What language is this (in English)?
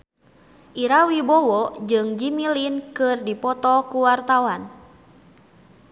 Sundanese